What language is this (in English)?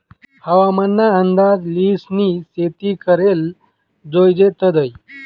Marathi